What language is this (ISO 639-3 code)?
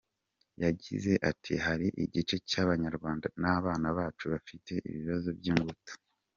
kin